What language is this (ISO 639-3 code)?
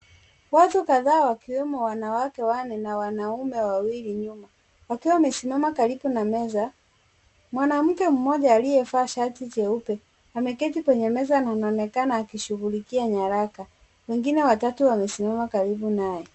swa